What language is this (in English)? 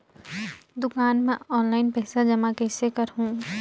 Chhattisgarhi